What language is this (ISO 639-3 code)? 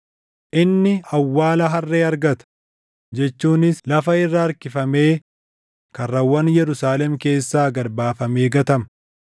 orm